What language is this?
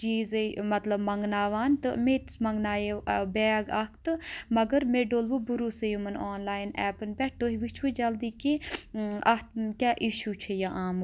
Kashmiri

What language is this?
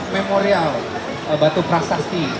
Indonesian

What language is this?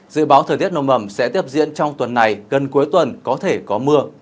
Vietnamese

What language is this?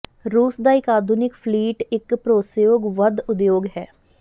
Punjabi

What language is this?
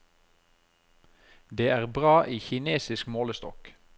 Norwegian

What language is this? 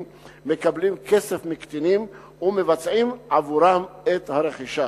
Hebrew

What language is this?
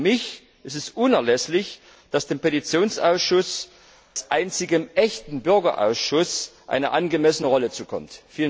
German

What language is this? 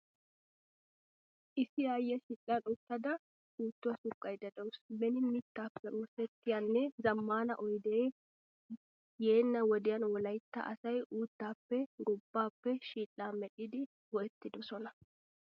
Wolaytta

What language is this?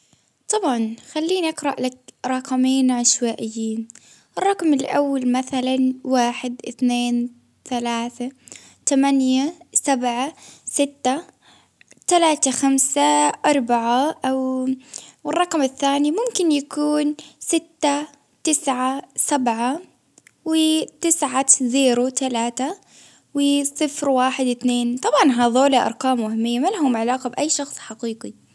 Baharna Arabic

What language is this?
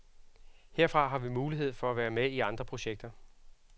Danish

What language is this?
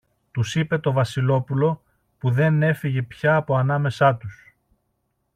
Greek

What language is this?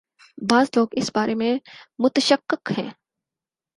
Urdu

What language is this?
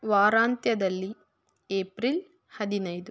Kannada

